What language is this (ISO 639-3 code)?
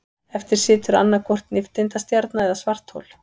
isl